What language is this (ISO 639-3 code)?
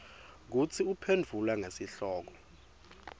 ssw